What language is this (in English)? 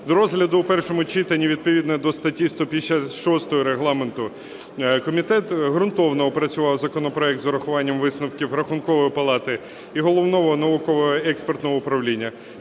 Ukrainian